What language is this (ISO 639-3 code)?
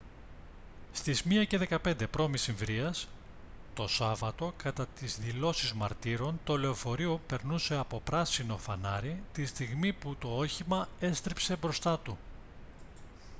ell